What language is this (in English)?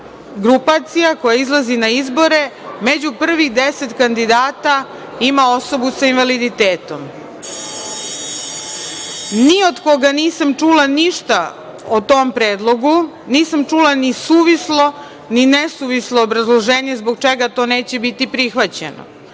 Serbian